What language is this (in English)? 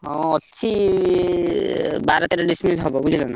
Odia